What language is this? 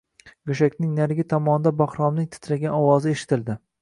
Uzbek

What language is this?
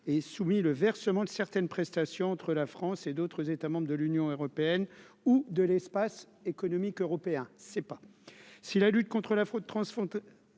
French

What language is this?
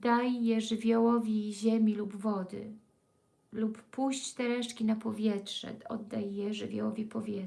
Polish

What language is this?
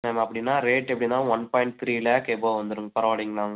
Tamil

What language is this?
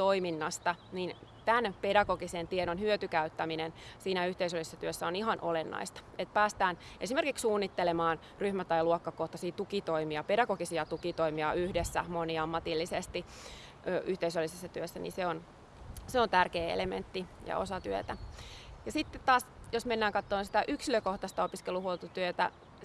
Finnish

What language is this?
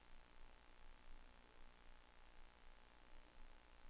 Danish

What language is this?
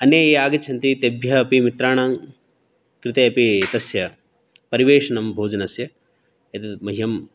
Sanskrit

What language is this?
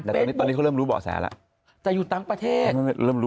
Thai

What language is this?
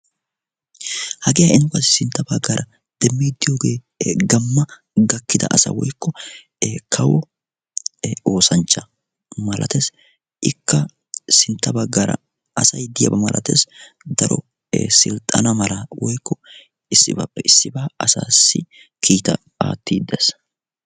Wolaytta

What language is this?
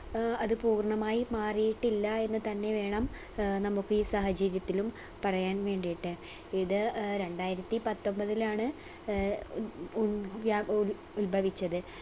Malayalam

